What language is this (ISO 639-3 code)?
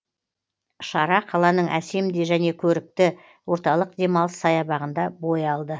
kaz